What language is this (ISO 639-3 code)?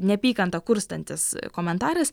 lit